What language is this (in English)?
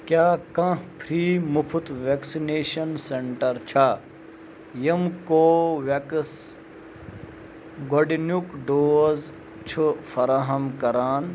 Kashmiri